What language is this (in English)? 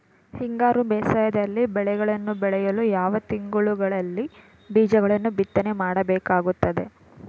Kannada